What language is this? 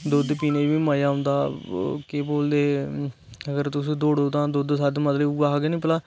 Dogri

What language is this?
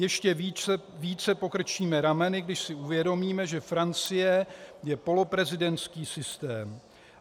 Czech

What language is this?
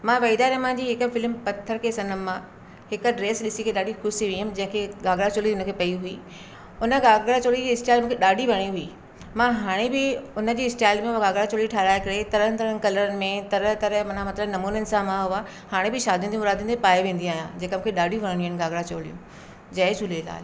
Sindhi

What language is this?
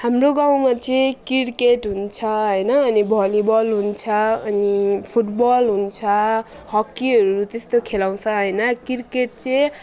Nepali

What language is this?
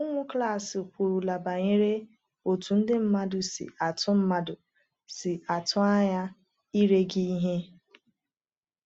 Igbo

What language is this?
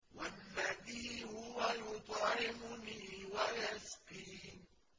Arabic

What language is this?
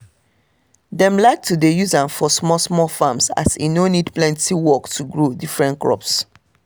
Nigerian Pidgin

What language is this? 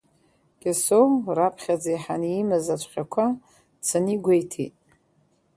Abkhazian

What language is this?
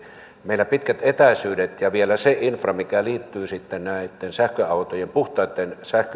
Finnish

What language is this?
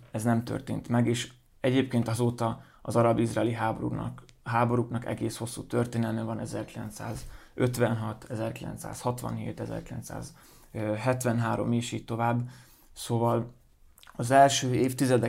Hungarian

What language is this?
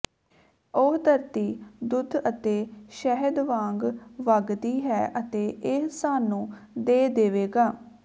Punjabi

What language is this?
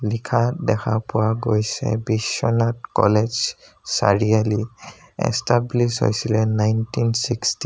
Assamese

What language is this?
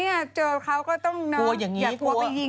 Thai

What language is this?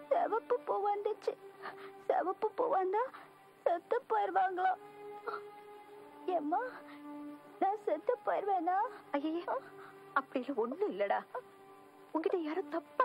Tamil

